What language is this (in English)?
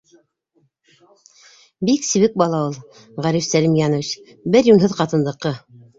Bashkir